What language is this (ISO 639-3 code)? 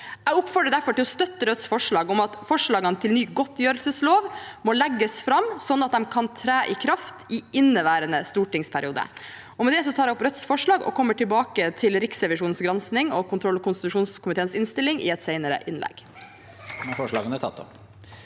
nor